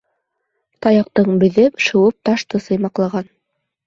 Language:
Bashkir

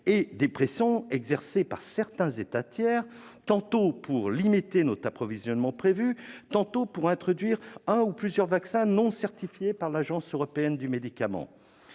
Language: French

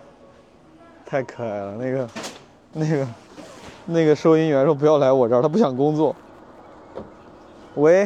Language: Chinese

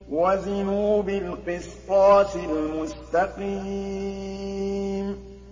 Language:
Arabic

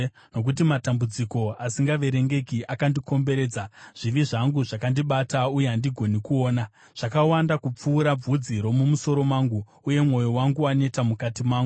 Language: Shona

